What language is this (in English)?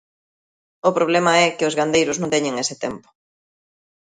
Galician